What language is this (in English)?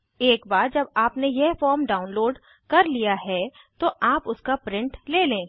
Hindi